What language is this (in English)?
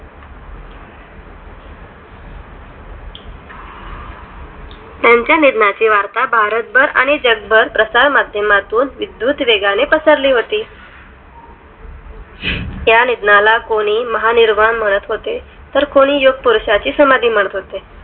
Marathi